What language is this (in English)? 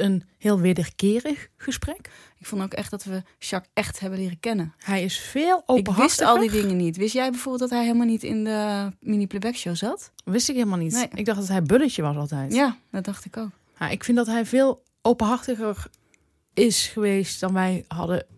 Dutch